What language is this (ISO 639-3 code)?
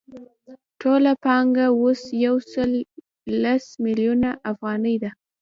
pus